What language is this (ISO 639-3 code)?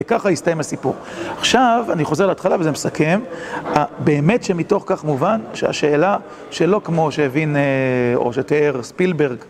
heb